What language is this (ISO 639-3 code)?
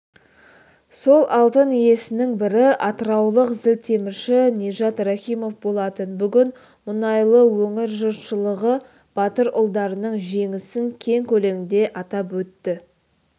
kaz